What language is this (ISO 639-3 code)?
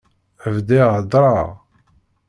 kab